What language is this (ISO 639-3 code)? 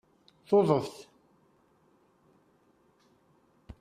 kab